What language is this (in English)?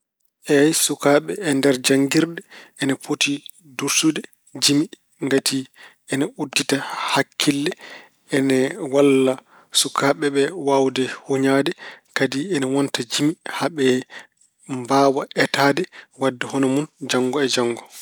Fula